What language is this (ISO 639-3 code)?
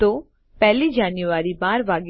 guj